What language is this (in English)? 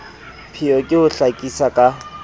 Southern Sotho